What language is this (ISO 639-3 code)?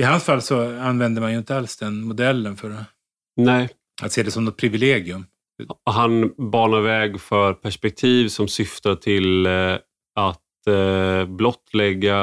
swe